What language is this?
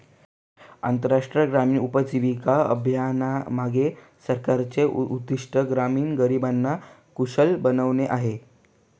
Marathi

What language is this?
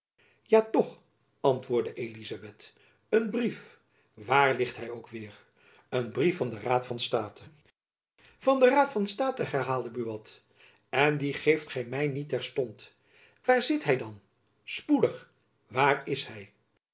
Dutch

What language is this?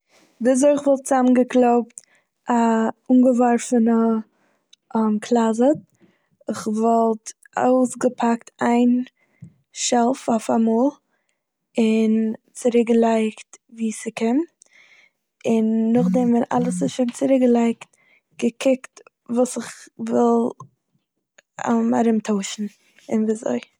Yiddish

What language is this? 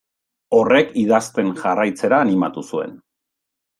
Basque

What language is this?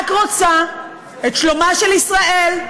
Hebrew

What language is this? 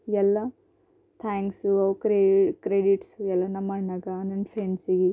Kannada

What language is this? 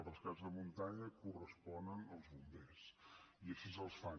Catalan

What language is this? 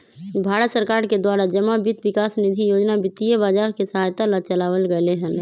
Magahi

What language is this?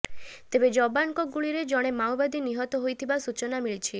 Odia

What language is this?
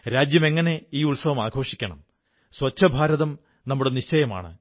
Malayalam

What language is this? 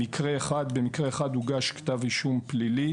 Hebrew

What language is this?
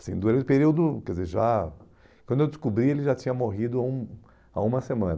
Portuguese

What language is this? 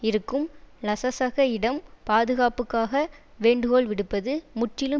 Tamil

